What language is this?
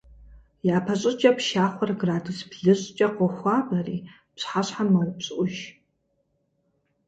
Kabardian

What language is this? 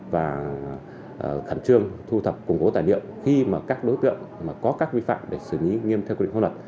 Vietnamese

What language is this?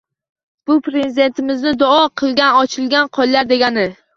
Uzbek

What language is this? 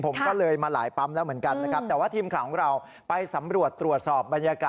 Thai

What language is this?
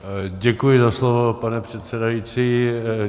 Czech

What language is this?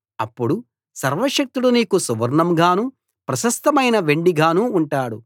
Telugu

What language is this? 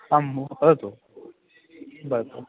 Sanskrit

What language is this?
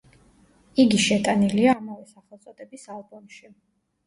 Georgian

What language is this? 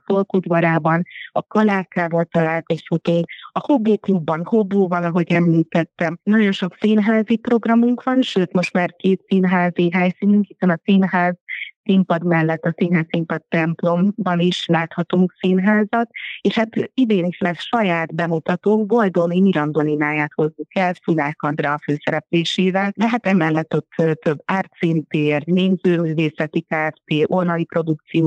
Hungarian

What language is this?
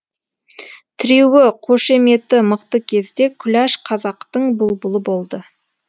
Kazakh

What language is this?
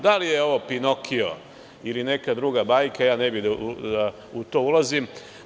Serbian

